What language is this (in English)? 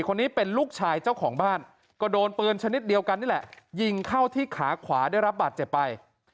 Thai